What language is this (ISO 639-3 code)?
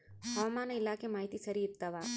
kan